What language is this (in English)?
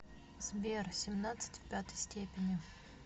Russian